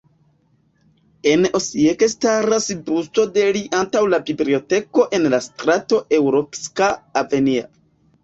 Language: Esperanto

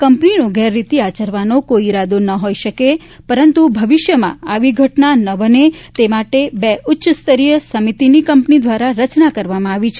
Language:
Gujarati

